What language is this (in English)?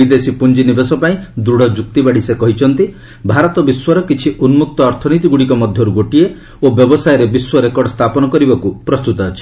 Odia